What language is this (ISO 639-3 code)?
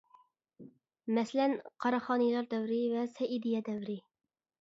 uig